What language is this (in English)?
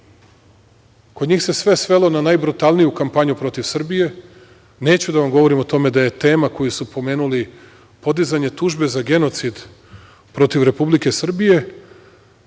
Serbian